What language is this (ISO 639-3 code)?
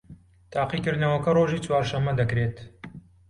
ckb